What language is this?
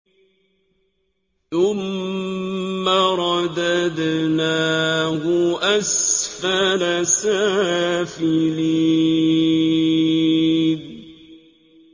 Arabic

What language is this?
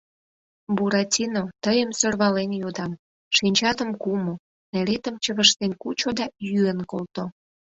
Mari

